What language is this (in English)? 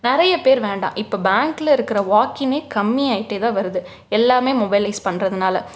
Tamil